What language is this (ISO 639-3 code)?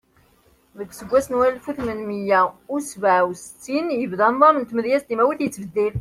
kab